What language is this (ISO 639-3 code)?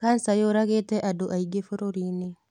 kik